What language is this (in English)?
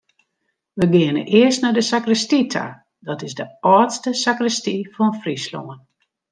Western Frisian